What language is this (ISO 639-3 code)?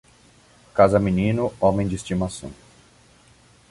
por